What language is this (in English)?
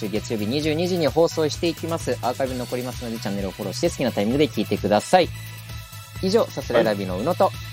Japanese